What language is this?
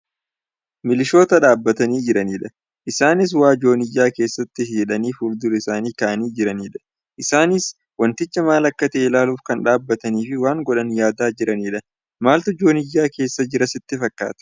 Oromo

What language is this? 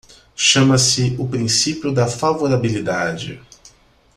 Portuguese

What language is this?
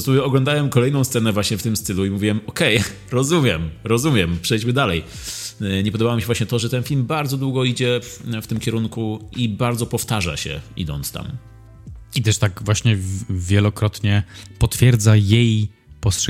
Polish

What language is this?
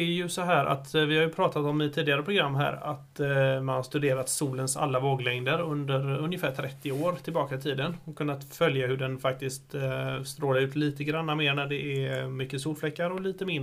Swedish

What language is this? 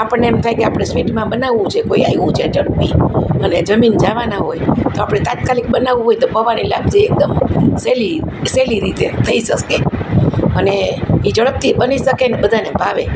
Gujarati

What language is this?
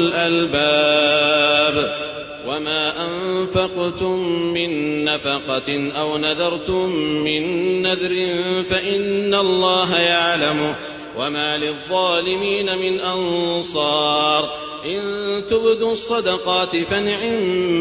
Arabic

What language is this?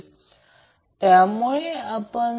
Marathi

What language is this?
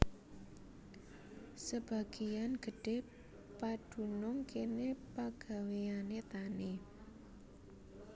Javanese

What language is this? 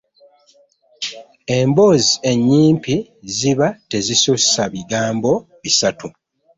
Ganda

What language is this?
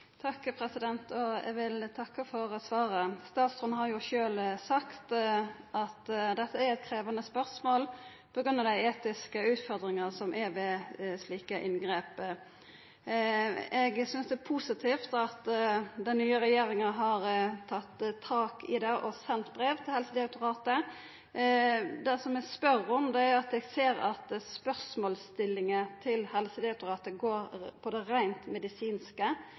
Norwegian Nynorsk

